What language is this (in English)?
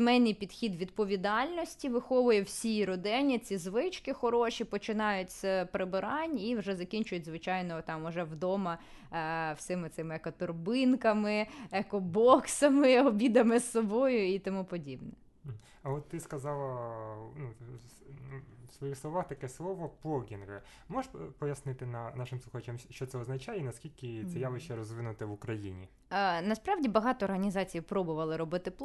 Ukrainian